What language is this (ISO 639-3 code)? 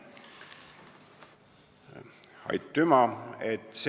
est